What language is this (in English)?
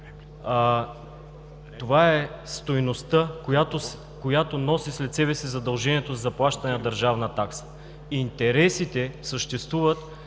Bulgarian